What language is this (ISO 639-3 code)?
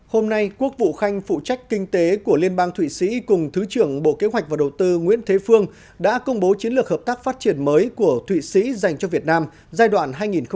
vie